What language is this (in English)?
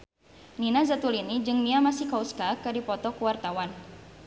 Sundanese